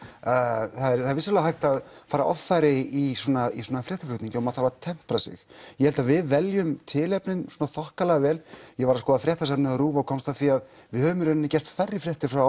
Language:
Icelandic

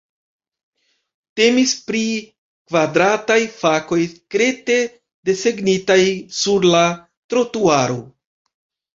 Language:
Esperanto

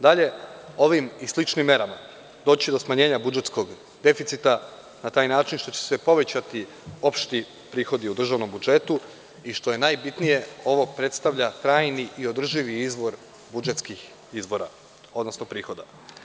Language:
Serbian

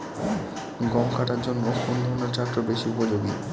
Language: Bangla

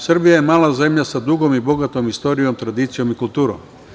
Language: Serbian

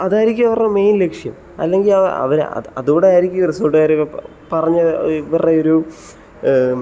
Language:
Malayalam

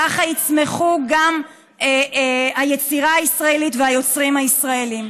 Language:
Hebrew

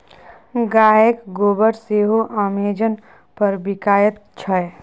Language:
Maithili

